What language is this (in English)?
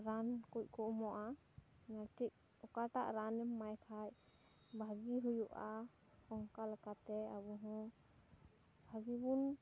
Santali